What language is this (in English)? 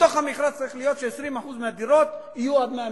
Hebrew